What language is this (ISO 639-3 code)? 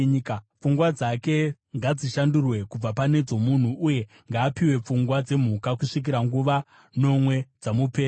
sna